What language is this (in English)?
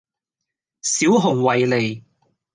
Cantonese